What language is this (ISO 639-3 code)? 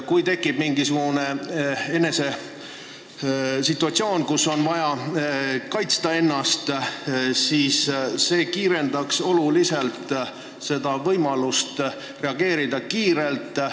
est